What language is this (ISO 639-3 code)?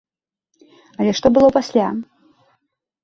bel